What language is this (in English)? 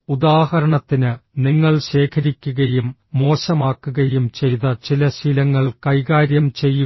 Malayalam